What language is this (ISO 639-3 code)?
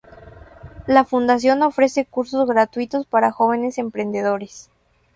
spa